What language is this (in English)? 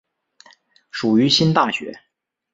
Chinese